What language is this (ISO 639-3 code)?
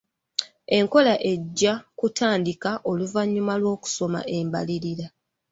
lug